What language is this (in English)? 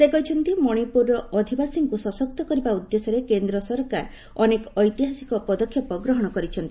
Odia